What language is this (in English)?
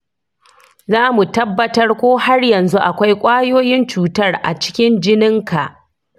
Hausa